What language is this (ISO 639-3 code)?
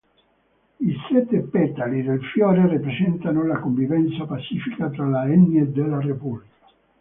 ita